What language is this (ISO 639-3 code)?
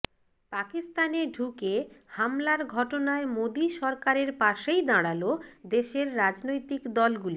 ben